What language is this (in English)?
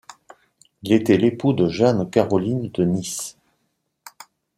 French